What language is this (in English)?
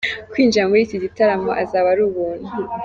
Kinyarwanda